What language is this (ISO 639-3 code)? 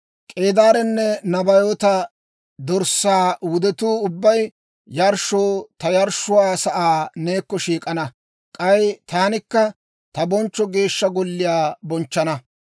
dwr